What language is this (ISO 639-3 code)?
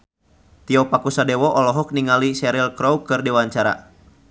sun